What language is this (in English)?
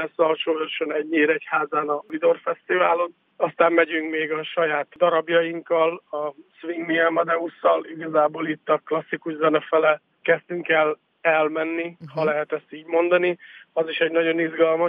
Hungarian